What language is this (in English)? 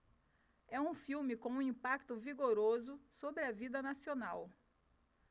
Portuguese